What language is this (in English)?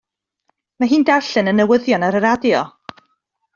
Welsh